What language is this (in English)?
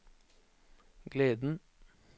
Norwegian